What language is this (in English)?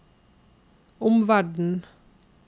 Norwegian